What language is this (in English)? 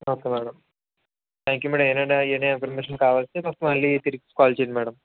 Telugu